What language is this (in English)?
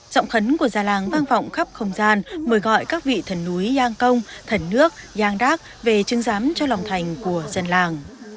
Vietnamese